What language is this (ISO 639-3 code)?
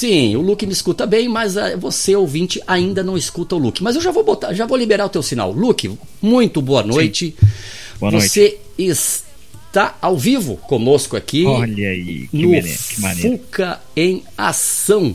por